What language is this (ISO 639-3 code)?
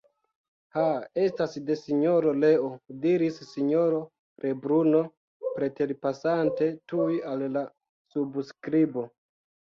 epo